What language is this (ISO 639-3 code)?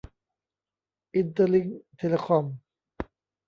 tha